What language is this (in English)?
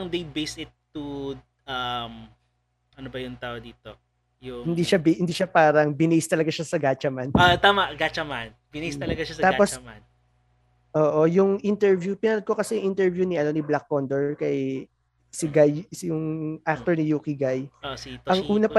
Filipino